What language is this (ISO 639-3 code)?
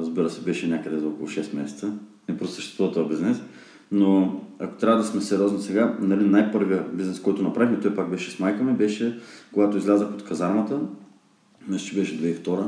bul